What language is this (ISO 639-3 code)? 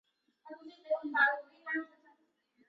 zho